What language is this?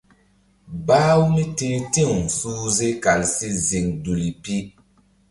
Mbum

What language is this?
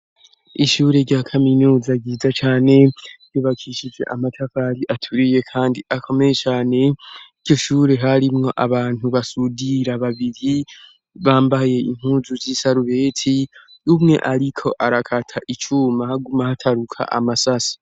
Rundi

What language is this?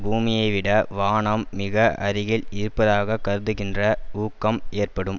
Tamil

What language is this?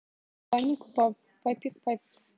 Russian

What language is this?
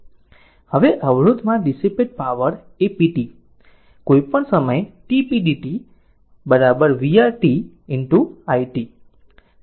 Gujarati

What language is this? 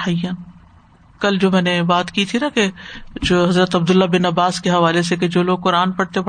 Urdu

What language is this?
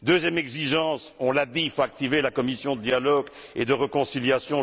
French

